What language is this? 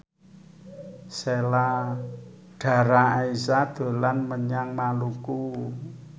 Javanese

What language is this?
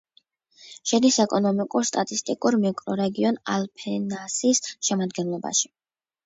Georgian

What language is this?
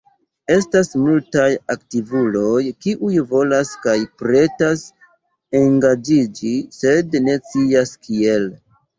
Esperanto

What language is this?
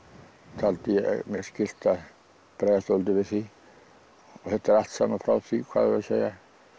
Icelandic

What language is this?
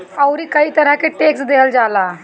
Bhojpuri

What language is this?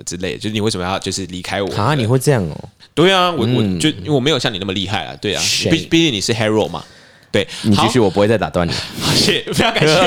Chinese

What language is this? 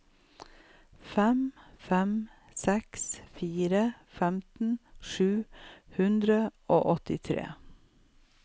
Norwegian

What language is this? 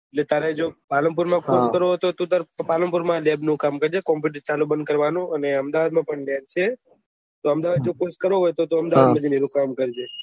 Gujarati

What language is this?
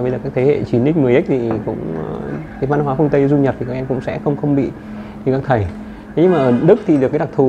Vietnamese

